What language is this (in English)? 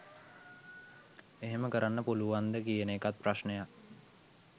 Sinhala